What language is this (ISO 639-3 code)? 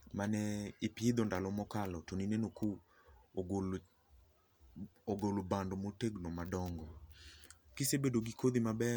luo